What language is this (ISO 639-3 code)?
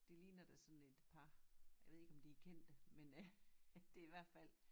dan